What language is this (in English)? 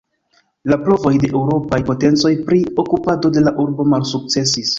Esperanto